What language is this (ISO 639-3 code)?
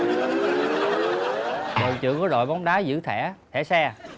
vie